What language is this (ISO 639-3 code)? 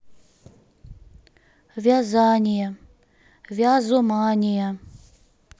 rus